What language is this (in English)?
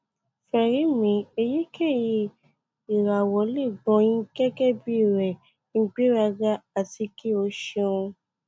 Yoruba